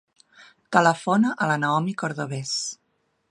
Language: Catalan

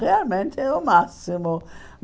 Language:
Portuguese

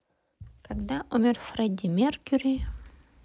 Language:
Russian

